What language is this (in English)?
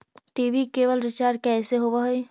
Magahi